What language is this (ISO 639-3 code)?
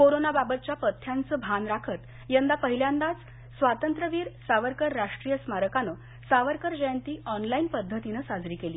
mar